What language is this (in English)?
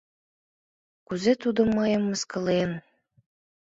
Mari